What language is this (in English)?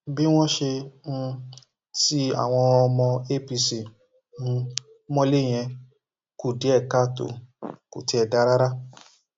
Yoruba